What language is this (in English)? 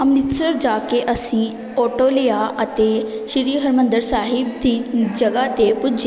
Punjabi